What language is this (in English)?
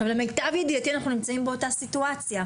Hebrew